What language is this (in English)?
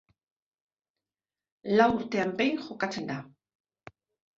Basque